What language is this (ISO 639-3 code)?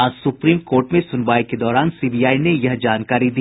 hin